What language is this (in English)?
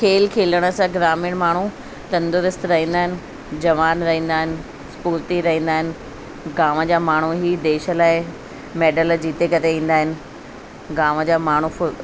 Sindhi